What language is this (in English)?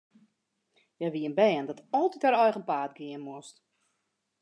Western Frisian